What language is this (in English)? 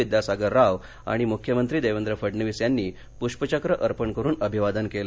Marathi